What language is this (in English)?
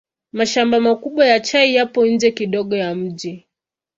Swahili